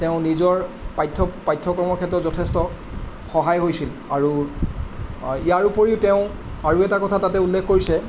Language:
Assamese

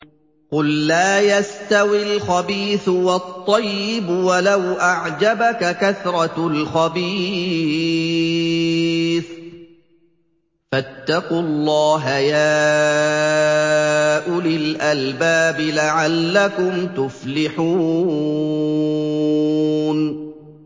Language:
Arabic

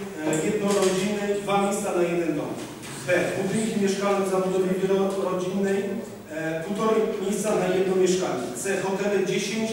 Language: Polish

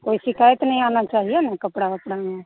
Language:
Hindi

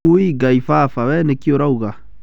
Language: Kikuyu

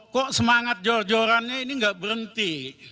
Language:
Indonesian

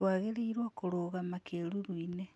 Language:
Kikuyu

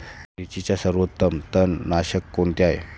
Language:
Marathi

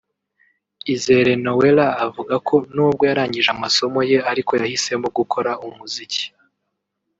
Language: Kinyarwanda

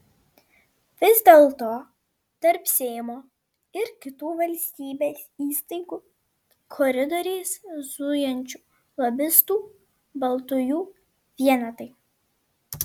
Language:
Lithuanian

